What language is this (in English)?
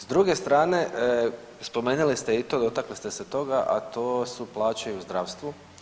Croatian